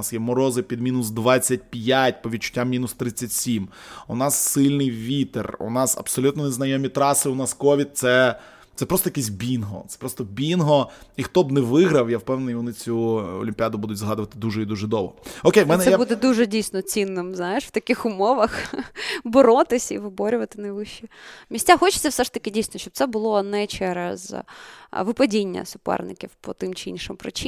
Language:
Ukrainian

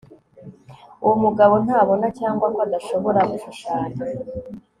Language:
Kinyarwanda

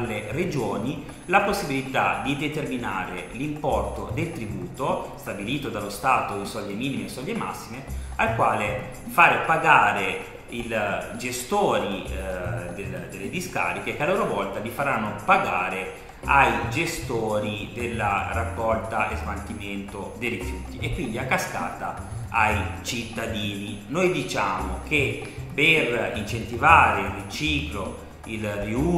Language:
Italian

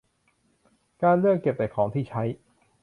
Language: Thai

